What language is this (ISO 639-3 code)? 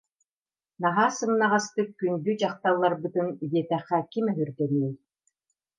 sah